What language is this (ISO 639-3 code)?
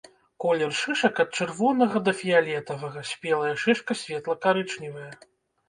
bel